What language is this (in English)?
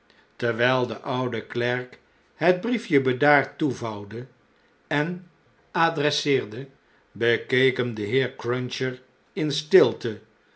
Dutch